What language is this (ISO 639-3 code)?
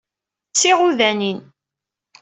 kab